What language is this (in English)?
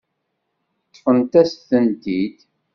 Kabyle